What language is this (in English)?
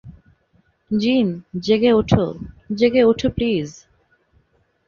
Bangla